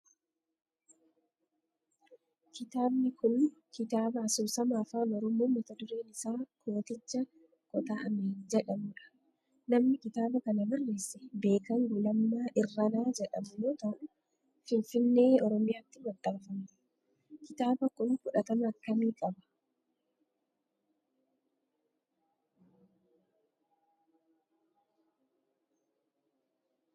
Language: Oromo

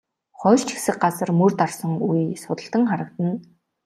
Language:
Mongolian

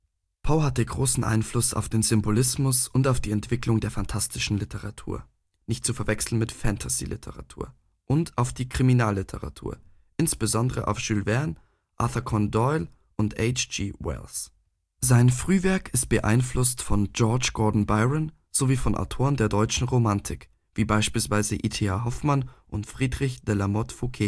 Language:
German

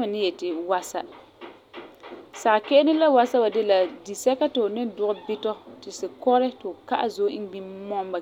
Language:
Frafra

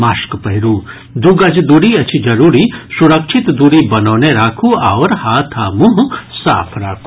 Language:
Maithili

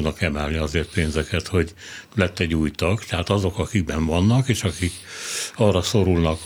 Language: Hungarian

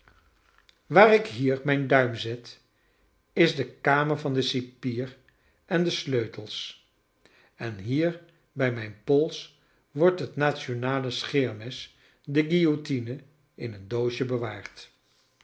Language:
Dutch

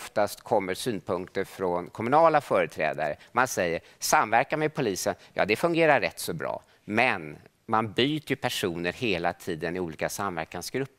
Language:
Swedish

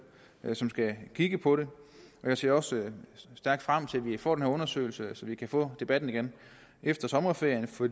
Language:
Danish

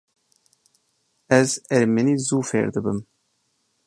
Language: Kurdish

